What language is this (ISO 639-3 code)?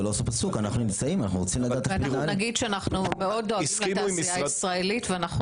heb